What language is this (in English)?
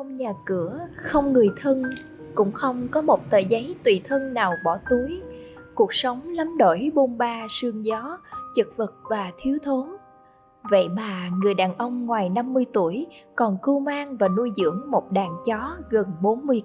Vietnamese